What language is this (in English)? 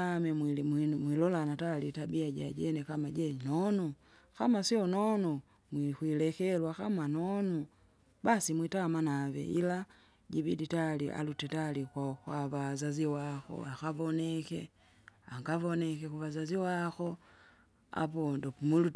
Kinga